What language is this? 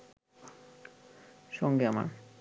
Bangla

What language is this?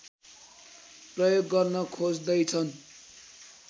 Nepali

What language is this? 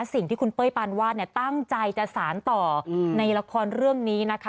Thai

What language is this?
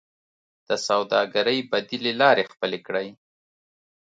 Pashto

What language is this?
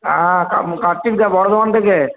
Bangla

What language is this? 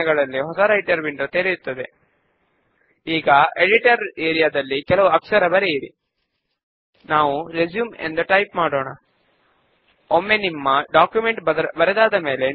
Telugu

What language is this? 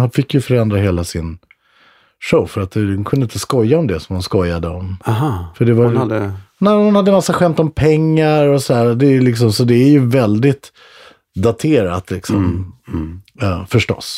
Swedish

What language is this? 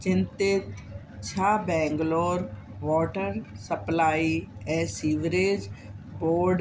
Sindhi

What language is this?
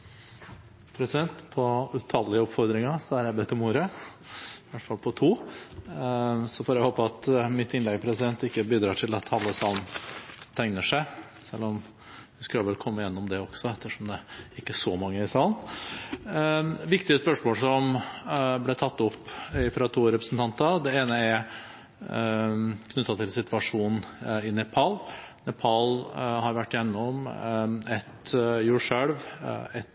Norwegian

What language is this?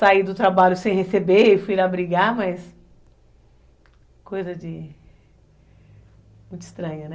Portuguese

